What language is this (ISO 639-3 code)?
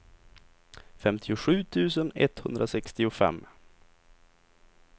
swe